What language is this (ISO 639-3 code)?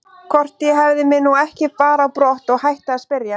isl